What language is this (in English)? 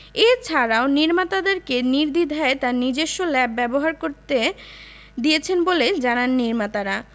Bangla